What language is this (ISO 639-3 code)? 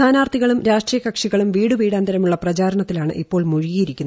mal